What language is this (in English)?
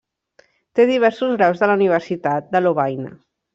Catalan